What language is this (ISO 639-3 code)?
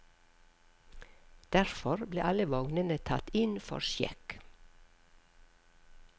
nor